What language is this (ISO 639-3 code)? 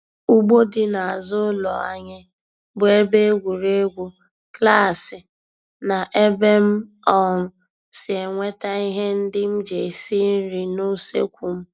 ibo